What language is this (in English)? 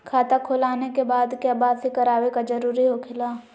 Magahi